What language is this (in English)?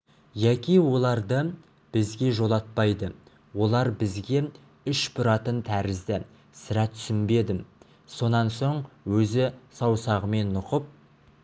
Kazakh